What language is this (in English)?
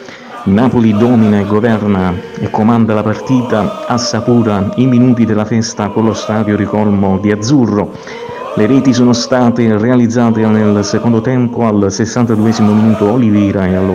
Italian